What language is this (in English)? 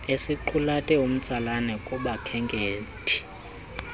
Xhosa